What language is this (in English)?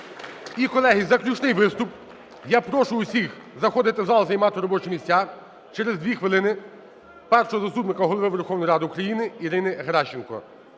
Ukrainian